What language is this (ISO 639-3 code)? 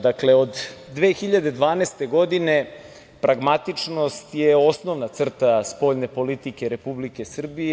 srp